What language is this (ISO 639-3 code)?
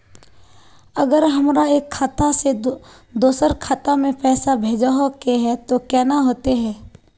mag